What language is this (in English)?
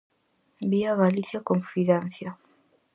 Galician